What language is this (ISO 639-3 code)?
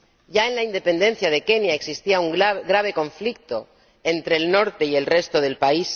spa